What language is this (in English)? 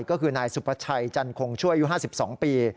Thai